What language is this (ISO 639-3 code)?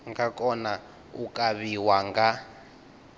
ven